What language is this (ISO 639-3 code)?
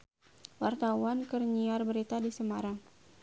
sun